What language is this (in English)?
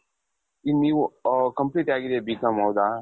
Kannada